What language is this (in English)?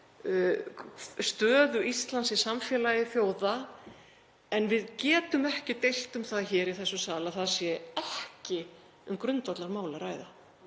Icelandic